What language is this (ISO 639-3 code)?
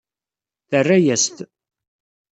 kab